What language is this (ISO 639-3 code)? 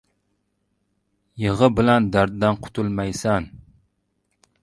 uzb